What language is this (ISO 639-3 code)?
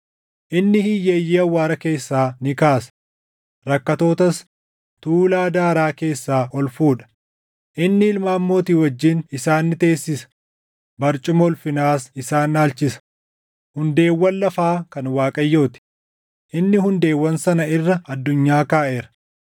orm